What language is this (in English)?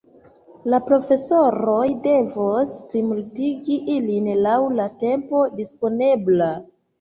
Esperanto